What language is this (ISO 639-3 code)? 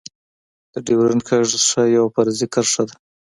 pus